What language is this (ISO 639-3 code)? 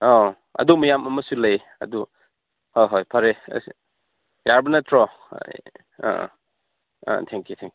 mni